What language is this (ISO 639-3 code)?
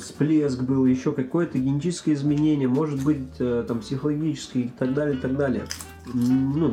rus